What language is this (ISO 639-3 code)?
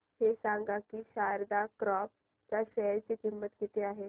mar